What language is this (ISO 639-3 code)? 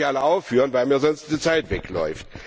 deu